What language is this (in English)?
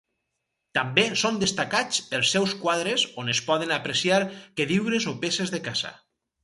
Catalan